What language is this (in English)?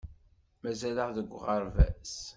Kabyle